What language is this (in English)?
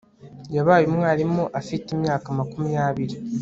Kinyarwanda